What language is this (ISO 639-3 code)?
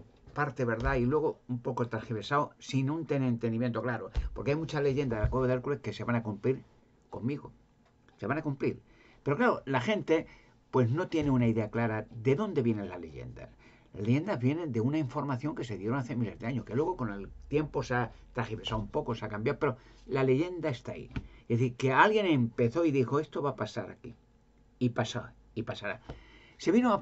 spa